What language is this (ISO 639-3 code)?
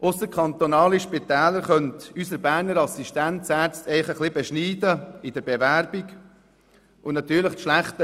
gsw